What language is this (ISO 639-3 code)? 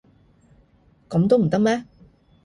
yue